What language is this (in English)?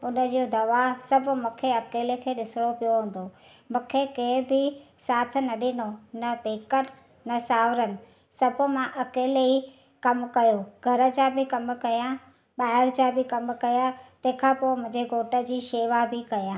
Sindhi